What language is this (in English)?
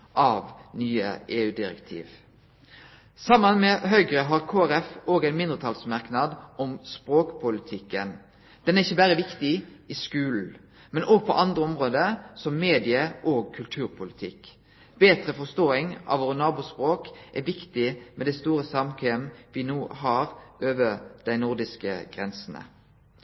Norwegian Nynorsk